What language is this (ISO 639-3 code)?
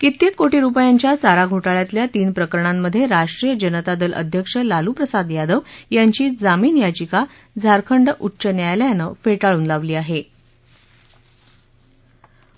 mar